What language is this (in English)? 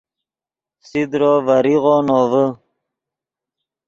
Yidgha